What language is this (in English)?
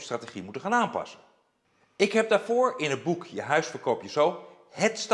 Dutch